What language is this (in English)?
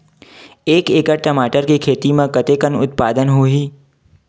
Chhattisgarhi